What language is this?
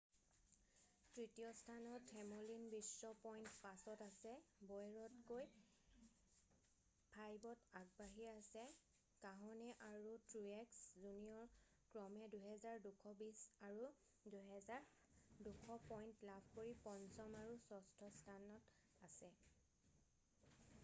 Assamese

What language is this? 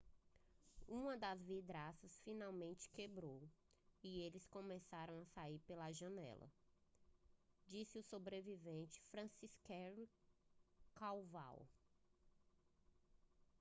Portuguese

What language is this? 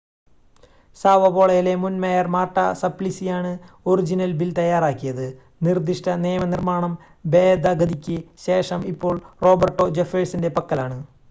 Malayalam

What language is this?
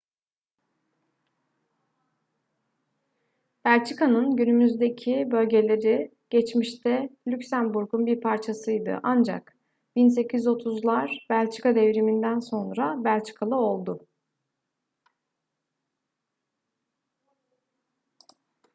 Turkish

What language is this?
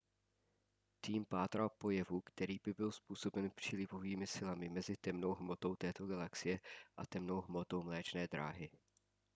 Czech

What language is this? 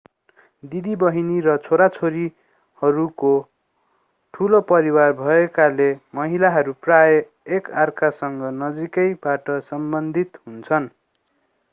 Nepali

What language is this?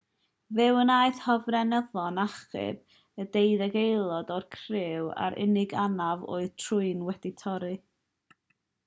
Welsh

